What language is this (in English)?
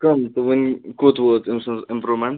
Kashmiri